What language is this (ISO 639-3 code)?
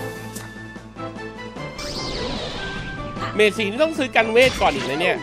tha